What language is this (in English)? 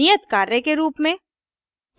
Hindi